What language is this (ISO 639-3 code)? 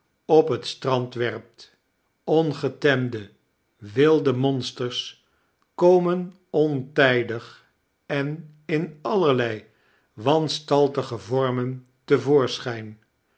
nld